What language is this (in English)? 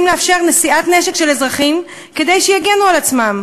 Hebrew